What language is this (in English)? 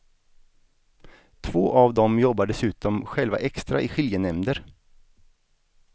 Swedish